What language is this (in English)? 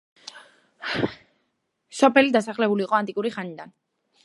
Georgian